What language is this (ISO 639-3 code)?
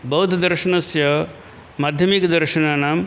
san